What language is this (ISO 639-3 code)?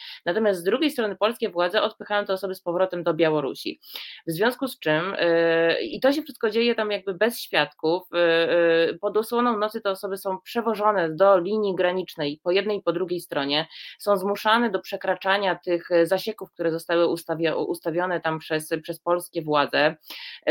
pol